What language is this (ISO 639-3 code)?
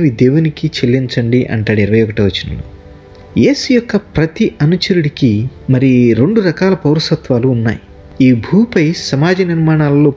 tel